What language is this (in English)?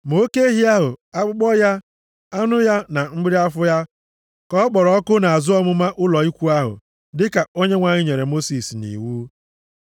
Igbo